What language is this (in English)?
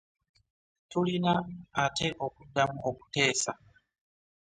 Ganda